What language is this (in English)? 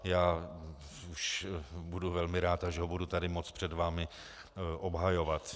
Czech